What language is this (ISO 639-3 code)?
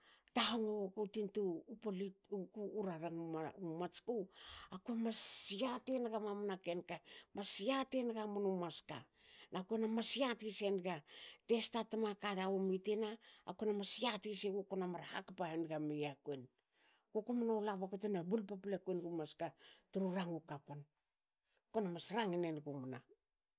hao